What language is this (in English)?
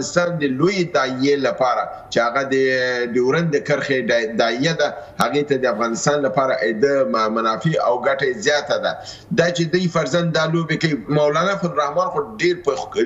Persian